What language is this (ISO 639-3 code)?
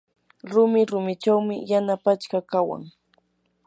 qur